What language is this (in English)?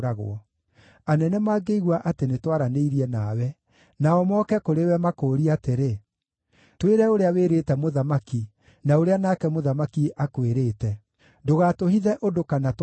Kikuyu